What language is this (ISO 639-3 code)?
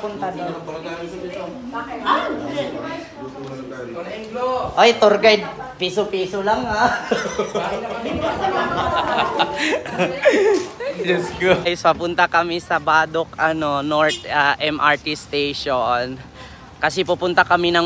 fil